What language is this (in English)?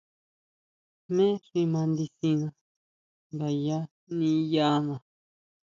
Huautla Mazatec